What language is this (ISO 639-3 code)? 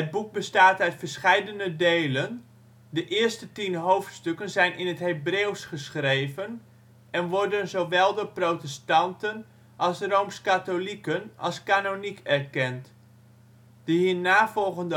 nld